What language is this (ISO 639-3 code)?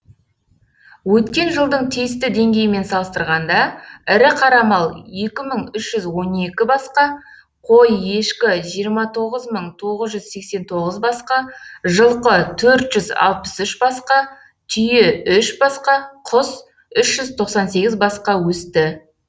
kaz